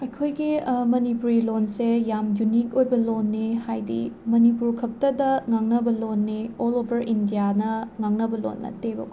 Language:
Manipuri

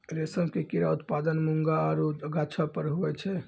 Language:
Maithili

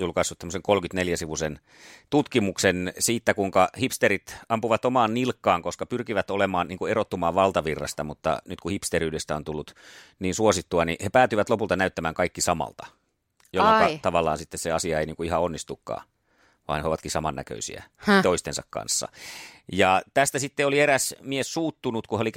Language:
Finnish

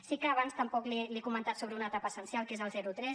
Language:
Catalan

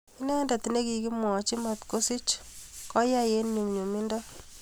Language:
Kalenjin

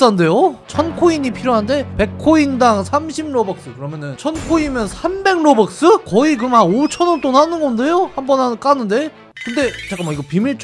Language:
Korean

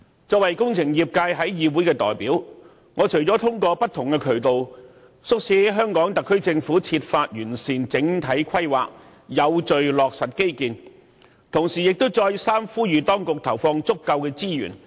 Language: Cantonese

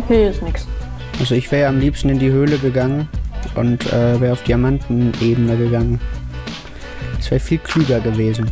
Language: German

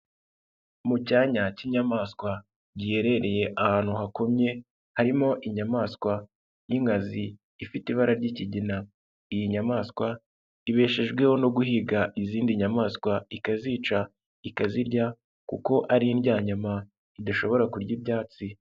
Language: Kinyarwanda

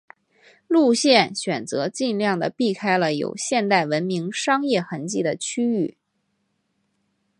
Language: Chinese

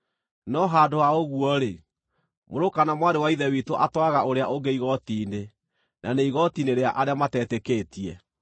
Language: Kikuyu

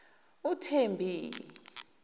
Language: Zulu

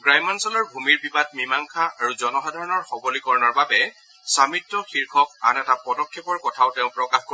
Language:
Assamese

